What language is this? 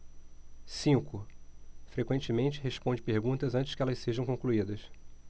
Portuguese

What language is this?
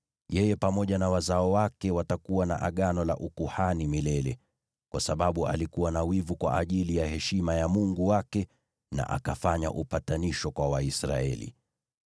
Swahili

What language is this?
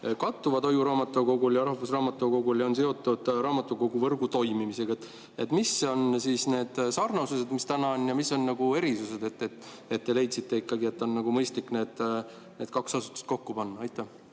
Estonian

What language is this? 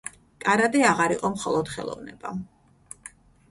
Georgian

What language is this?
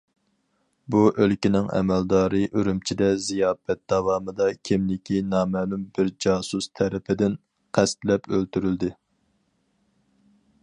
Uyghur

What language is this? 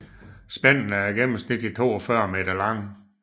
Danish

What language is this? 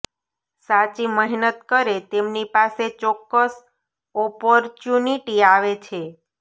Gujarati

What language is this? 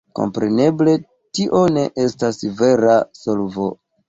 Esperanto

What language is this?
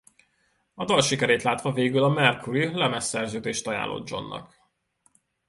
Hungarian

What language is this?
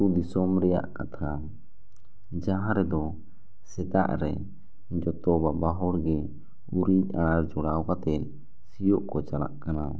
Santali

